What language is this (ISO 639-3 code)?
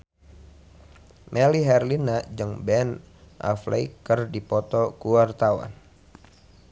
sun